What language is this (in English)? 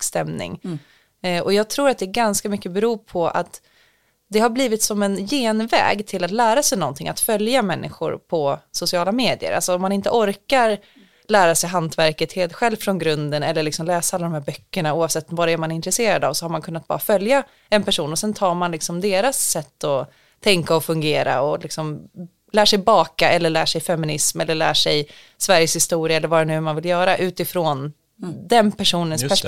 Swedish